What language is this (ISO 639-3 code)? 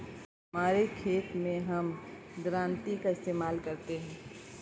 hin